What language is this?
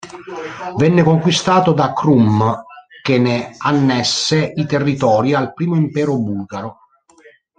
Italian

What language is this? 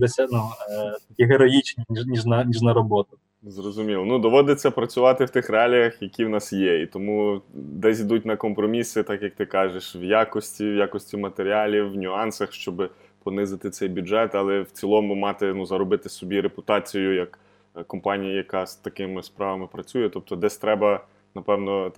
Ukrainian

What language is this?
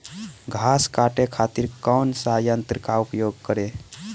Bhojpuri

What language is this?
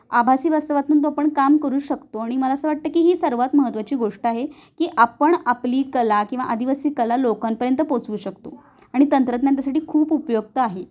Marathi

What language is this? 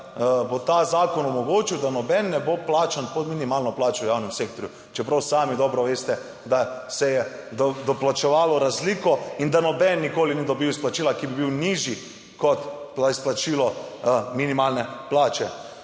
Slovenian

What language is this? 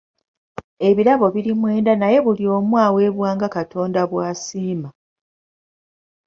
Ganda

